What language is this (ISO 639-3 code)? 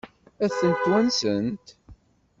kab